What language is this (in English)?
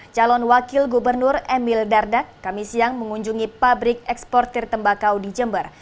Indonesian